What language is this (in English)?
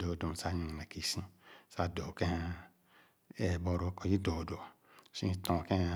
Khana